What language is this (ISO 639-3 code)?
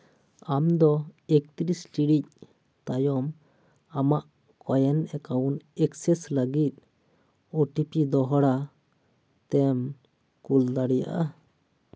sat